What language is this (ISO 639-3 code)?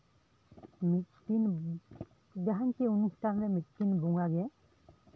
sat